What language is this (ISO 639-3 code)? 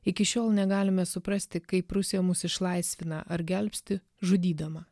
lit